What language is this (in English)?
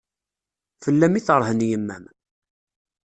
Kabyle